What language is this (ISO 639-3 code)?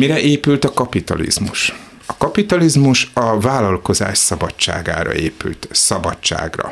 hun